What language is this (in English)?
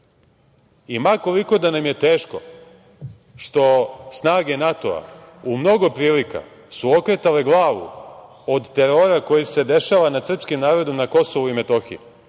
Serbian